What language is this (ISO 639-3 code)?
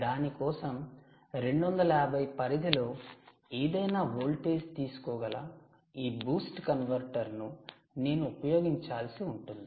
tel